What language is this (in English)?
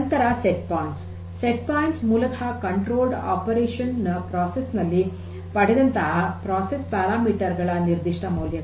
Kannada